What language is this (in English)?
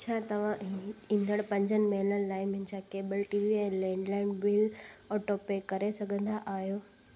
Sindhi